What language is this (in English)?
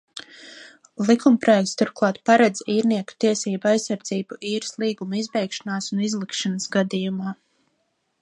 Latvian